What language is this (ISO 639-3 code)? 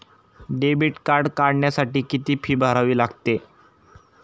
mar